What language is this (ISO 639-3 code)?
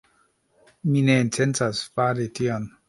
epo